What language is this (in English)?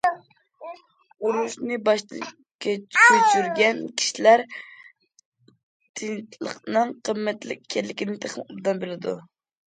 Uyghur